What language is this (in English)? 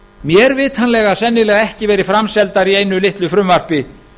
Icelandic